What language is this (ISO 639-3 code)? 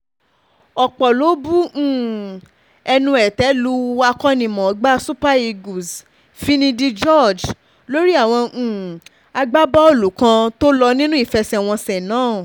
yor